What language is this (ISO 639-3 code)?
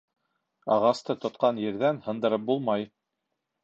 bak